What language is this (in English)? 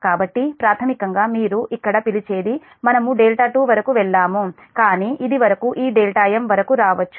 Telugu